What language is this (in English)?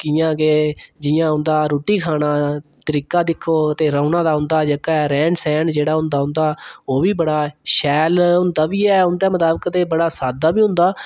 Dogri